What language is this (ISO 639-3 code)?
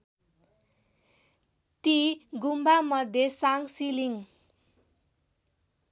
nep